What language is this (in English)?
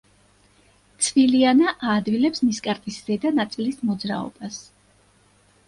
Georgian